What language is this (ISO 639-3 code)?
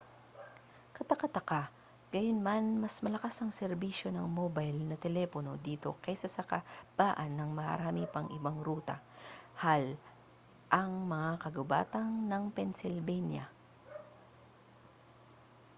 fil